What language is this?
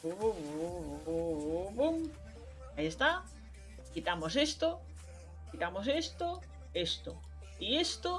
Spanish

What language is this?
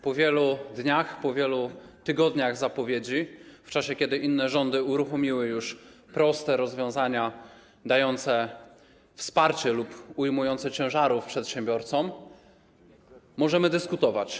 Polish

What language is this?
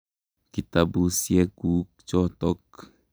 Kalenjin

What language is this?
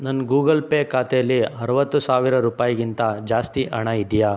Kannada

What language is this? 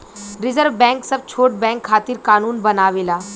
Bhojpuri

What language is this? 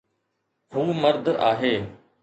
Sindhi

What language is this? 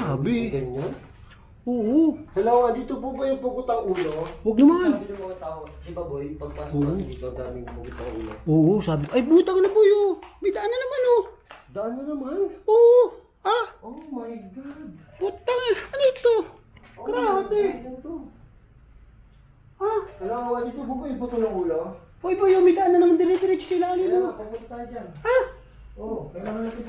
Filipino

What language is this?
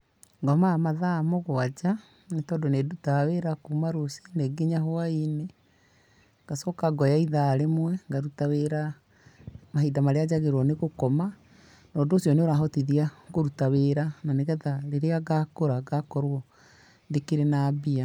Kikuyu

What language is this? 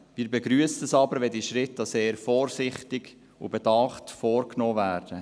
Swiss German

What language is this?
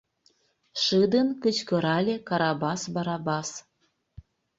Mari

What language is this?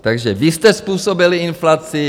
Czech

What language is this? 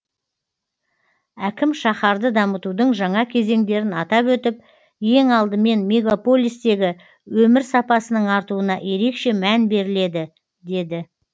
Kazakh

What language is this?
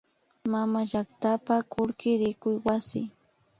Imbabura Highland Quichua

